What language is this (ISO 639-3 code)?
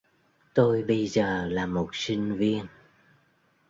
vie